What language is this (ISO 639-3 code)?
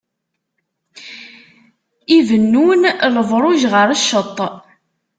kab